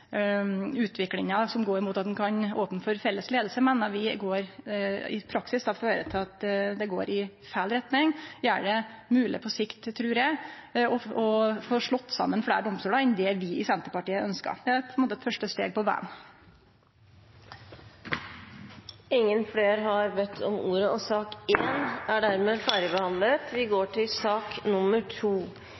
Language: Norwegian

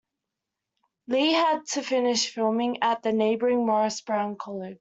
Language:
English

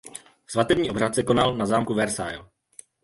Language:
Czech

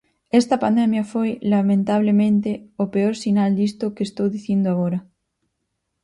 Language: Galician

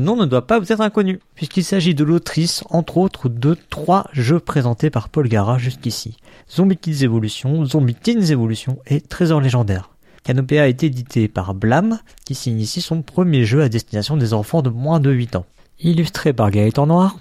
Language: French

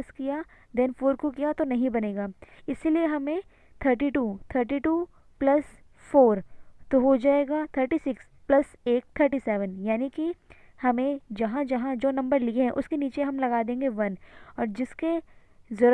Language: Hindi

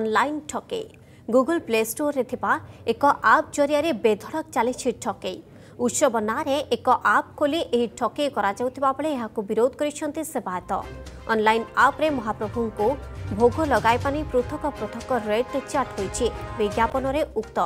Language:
Hindi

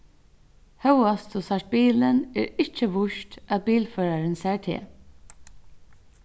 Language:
Faroese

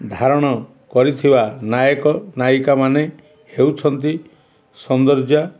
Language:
Odia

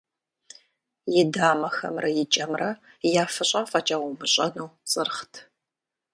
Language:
Kabardian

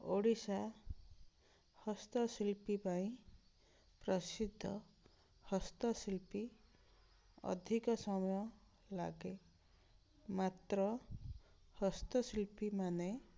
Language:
Odia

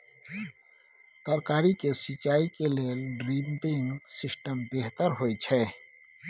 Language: Maithili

